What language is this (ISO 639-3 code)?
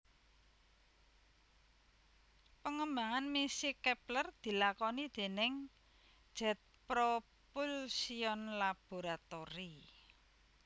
jav